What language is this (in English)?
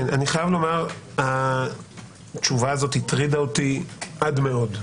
Hebrew